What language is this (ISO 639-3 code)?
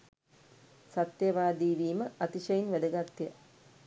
sin